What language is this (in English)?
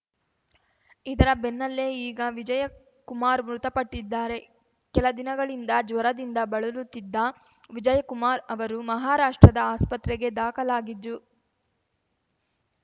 Kannada